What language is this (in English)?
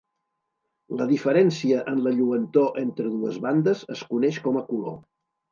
Catalan